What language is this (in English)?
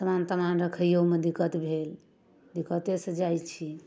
Maithili